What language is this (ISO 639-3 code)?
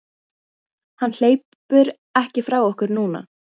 isl